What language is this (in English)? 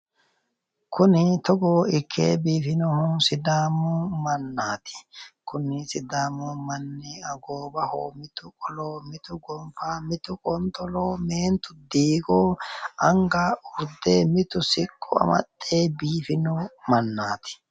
Sidamo